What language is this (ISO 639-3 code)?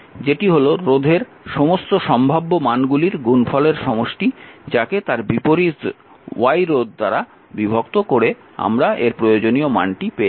ben